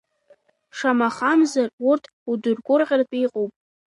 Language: Abkhazian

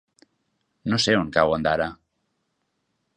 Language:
Catalan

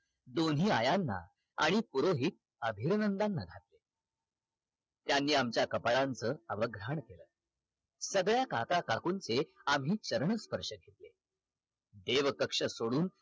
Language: Marathi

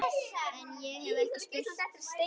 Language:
Icelandic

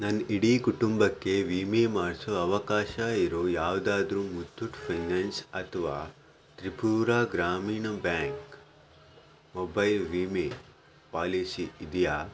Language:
Kannada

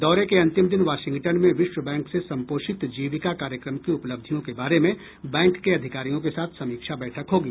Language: Hindi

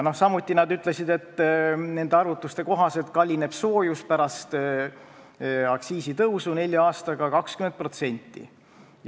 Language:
Estonian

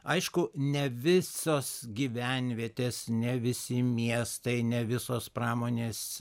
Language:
Lithuanian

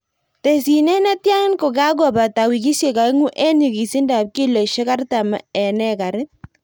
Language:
Kalenjin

